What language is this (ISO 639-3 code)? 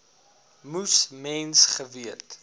afr